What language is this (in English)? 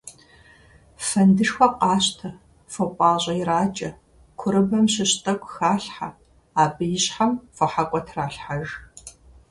Kabardian